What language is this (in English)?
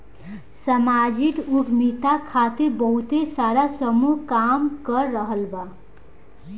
Bhojpuri